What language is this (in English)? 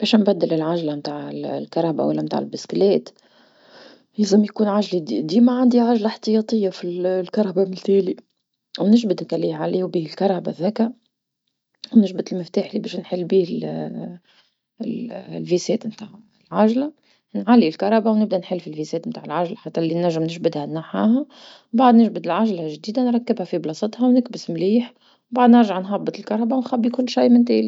Tunisian Arabic